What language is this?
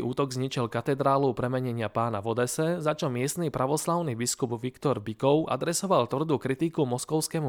Slovak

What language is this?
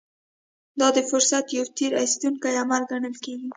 Pashto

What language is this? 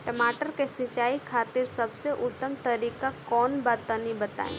Bhojpuri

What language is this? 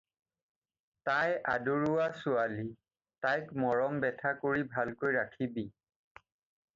Assamese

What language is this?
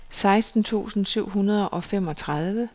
Danish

